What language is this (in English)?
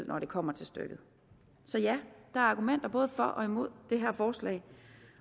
Danish